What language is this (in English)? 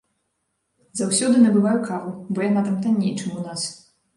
Belarusian